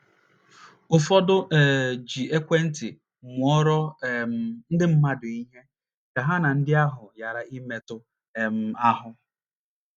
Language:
Igbo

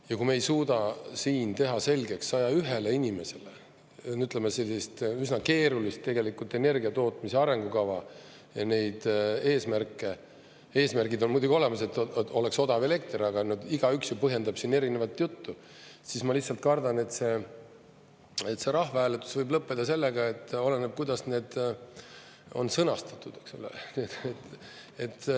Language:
Estonian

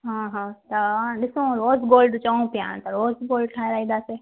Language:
Sindhi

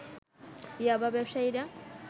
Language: Bangla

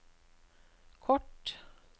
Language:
Norwegian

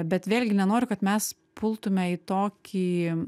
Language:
Lithuanian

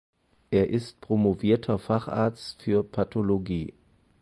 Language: German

